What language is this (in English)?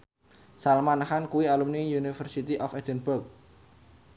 Javanese